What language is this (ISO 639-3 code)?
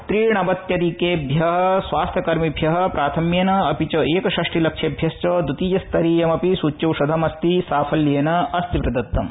san